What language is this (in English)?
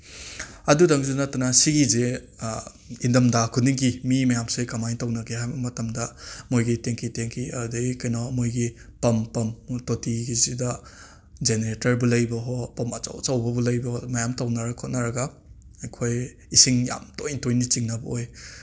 Manipuri